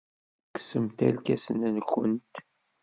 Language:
Kabyle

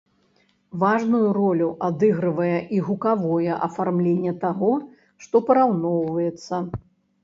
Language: Belarusian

